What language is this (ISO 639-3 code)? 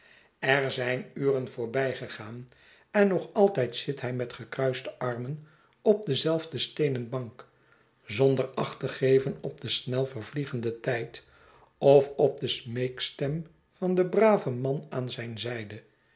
nld